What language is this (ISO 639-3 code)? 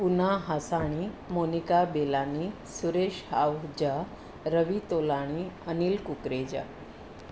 snd